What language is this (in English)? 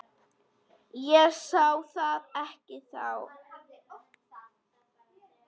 Icelandic